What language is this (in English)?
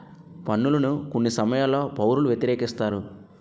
Telugu